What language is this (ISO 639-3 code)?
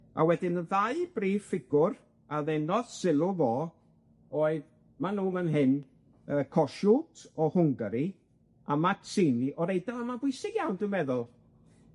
cym